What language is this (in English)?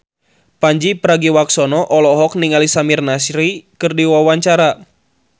Sundanese